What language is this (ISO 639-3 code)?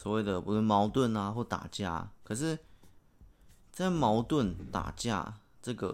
zho